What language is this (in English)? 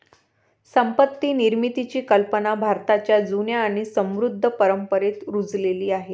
Marathi